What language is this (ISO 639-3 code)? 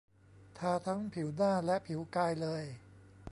tha